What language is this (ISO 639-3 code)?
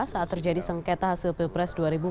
ind